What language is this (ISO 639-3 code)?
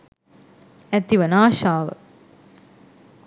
sin